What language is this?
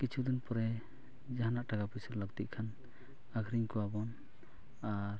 Santali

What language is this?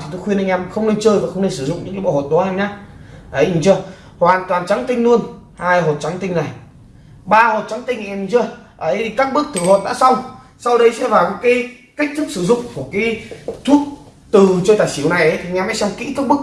Vietnamese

